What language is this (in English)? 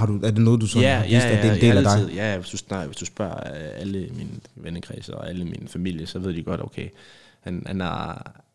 Danish